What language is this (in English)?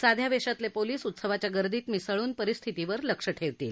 Marathi